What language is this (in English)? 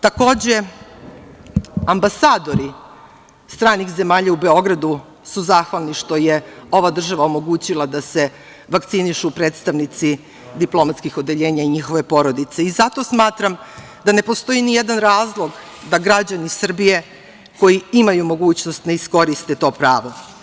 Serbian